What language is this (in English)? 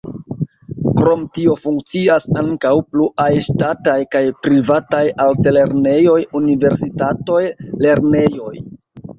Esperanto